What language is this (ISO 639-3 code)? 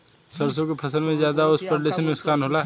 bho